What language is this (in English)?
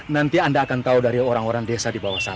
Indonesian